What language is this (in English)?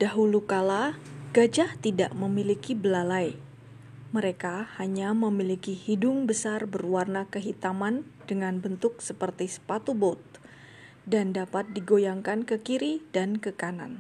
Indonesian